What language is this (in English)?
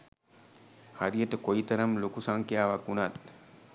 Sinhala